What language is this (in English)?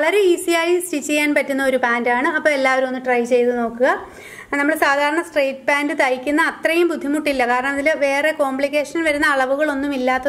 Malayalam